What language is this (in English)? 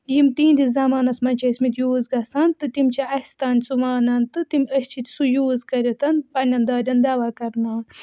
Kashmiri